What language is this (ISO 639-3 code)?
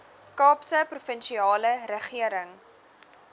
afr